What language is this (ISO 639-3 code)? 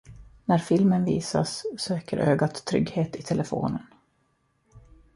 swe